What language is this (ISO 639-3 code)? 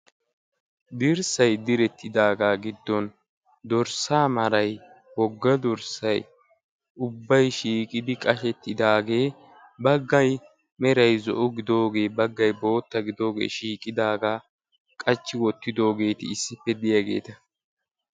wal